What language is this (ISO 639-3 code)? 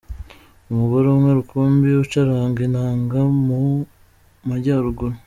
kin